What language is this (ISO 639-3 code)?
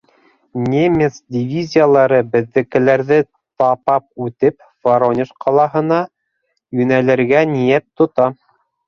bak